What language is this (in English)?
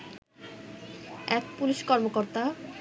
Bangla